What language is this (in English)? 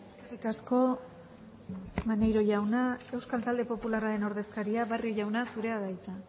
Basque